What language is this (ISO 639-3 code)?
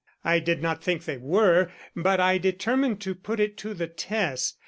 eng